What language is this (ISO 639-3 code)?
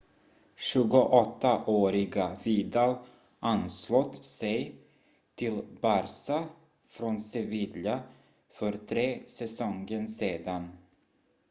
swe